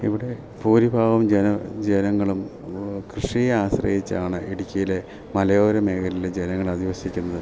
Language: Malayalam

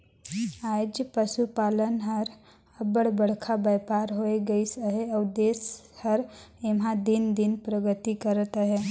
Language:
Chhattisgarhi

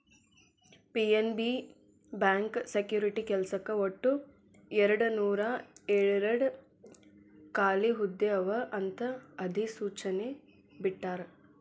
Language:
Kannada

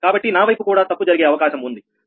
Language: Telugu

